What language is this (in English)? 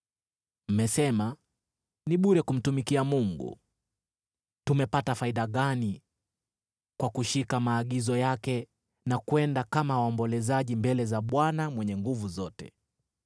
Swahili